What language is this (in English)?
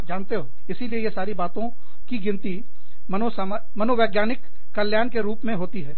Hindi